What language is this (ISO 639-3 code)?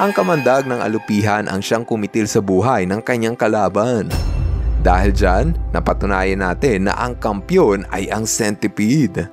fil